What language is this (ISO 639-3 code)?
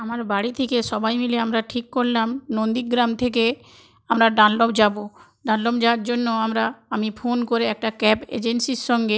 ben